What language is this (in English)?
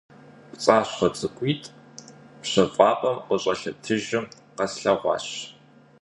Kabardian